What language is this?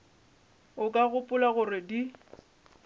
Northern Sotho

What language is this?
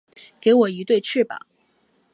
Chinese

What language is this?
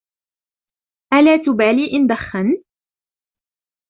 Arabic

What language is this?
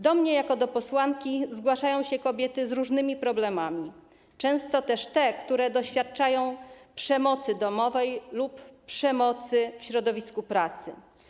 Polish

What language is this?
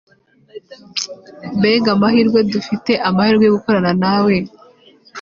Kinyarwanda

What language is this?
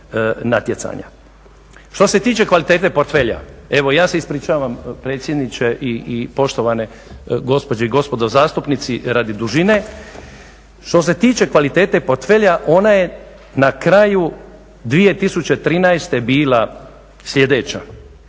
Croatian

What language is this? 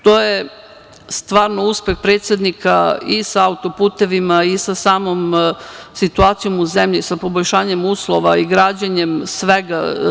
Serbian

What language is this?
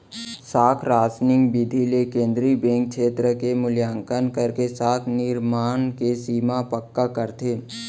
Chhattisgarhi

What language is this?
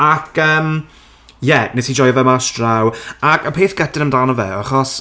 Welsh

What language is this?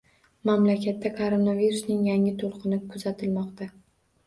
Uzbek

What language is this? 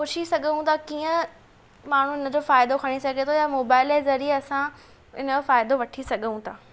Sindhi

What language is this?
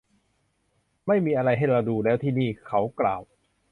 Thai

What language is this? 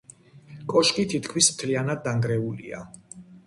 Georgian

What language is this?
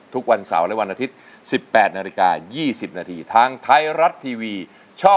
Thai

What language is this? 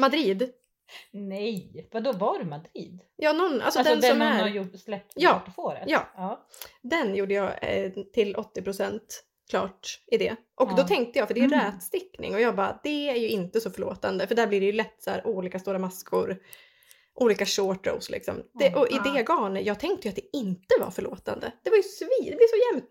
Swedish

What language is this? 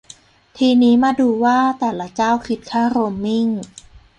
Thai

